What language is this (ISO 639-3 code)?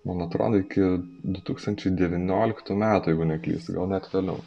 lit